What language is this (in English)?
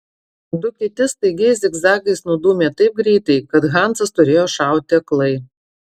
Lithuanian